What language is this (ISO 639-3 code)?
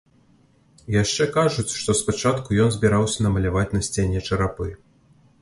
bel